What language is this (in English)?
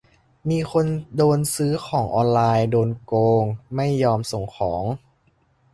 Thai